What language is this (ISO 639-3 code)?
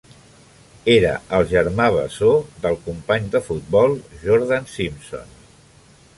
cat